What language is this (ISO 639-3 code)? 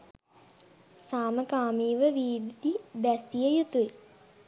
sin